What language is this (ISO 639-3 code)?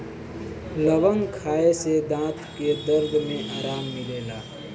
bho